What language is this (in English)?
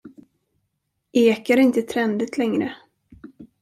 Swedish